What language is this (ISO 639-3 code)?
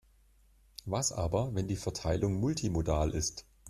deu